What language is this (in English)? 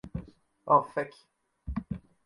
Esperanto